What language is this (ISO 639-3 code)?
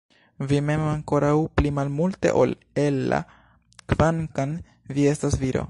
epo